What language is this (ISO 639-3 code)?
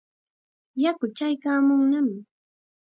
qxa